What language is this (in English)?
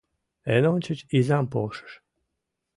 Mari